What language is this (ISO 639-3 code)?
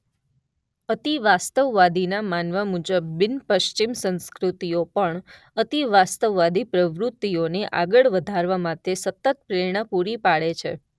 guj